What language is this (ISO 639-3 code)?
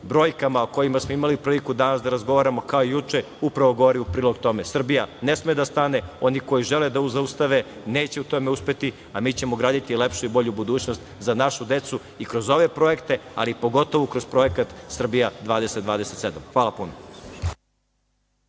srp